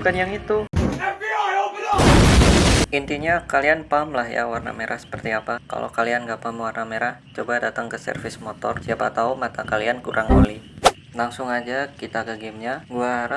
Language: Indonesian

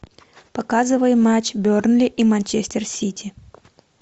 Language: Russian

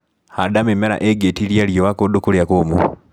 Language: Kikuyu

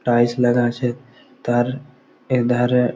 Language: Bangla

